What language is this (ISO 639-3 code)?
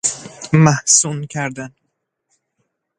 fas